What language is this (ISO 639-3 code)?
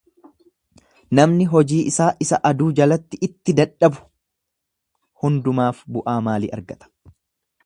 orm